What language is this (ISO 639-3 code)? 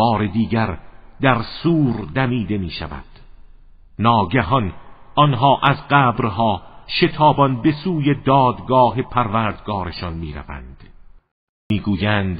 fas